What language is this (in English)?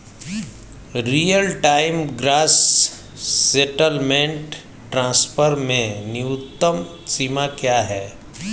Hindi